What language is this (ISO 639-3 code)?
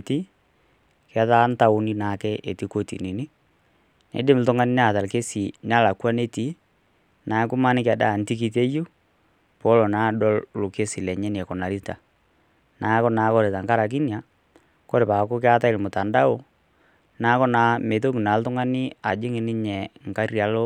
mas